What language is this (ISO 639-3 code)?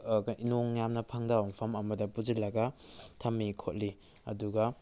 mni